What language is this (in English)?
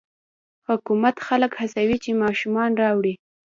Pashto